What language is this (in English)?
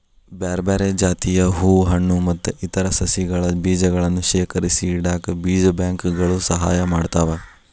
Kannada